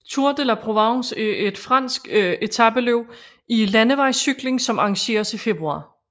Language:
Danish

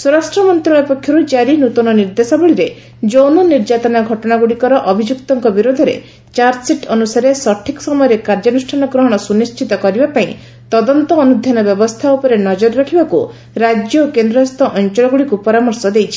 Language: Odia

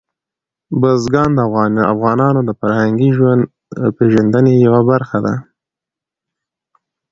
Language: Pashto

